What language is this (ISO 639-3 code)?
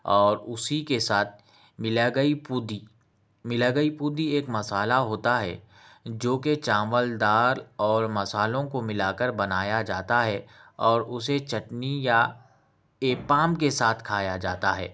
urd